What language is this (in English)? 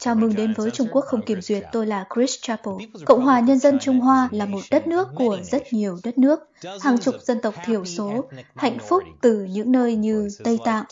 Vietnamese